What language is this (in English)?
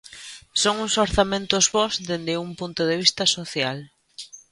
Galician